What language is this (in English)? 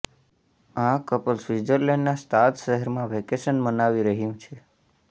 Gujarati